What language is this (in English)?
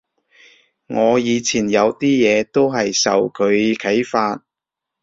Cantonese